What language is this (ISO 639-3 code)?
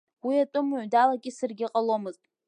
abk